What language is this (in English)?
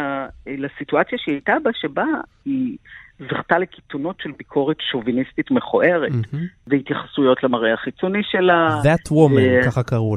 Hebrew